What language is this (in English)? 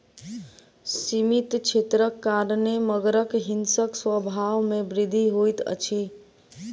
Maithili